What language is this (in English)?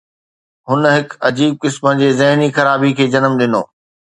Sindhi